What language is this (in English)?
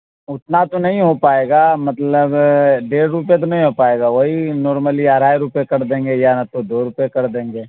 Urdu